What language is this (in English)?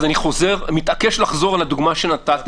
Hebrew